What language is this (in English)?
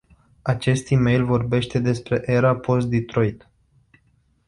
Romanian